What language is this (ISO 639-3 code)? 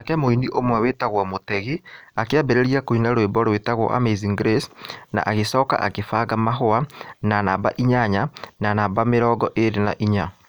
kik